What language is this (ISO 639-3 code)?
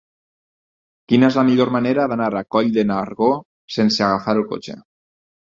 cat